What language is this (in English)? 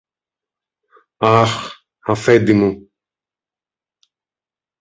Greek